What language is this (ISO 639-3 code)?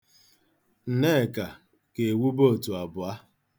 ibo